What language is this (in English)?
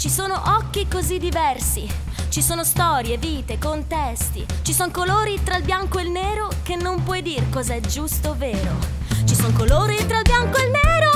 Italian